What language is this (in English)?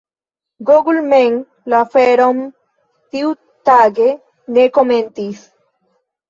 Esperanto